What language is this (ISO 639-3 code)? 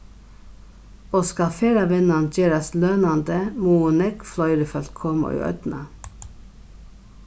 fao